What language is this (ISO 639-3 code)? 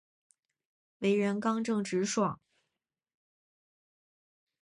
zho